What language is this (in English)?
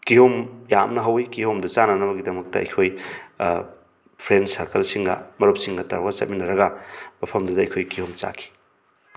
Manipuri